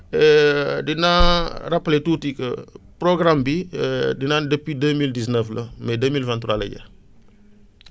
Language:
Wolof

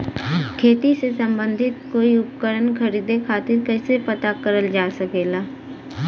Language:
Bhojpuri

